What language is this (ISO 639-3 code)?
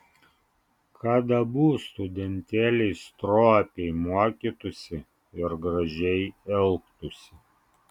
lit